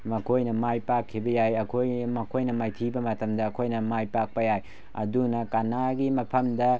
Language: Manipuri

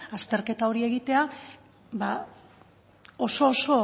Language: Basque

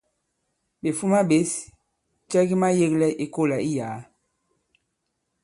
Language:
Bankon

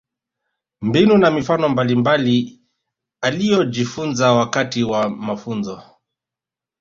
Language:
Swahili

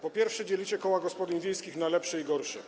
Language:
Polish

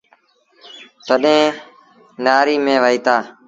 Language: Sindhi Bhil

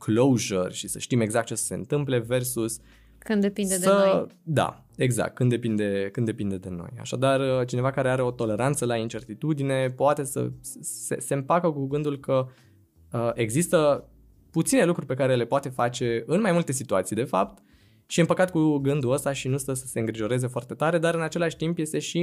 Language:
Romanian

